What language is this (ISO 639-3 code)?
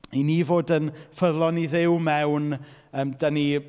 cym